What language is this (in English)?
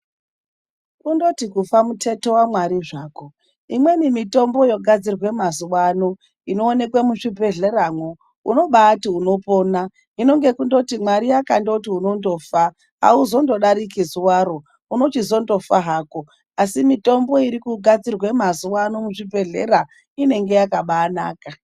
Ndau